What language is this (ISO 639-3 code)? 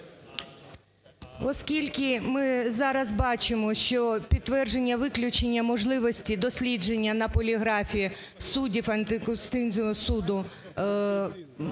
ukr